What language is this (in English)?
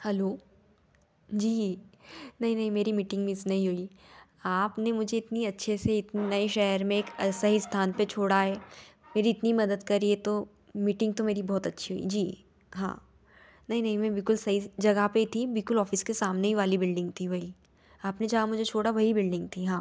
Hindi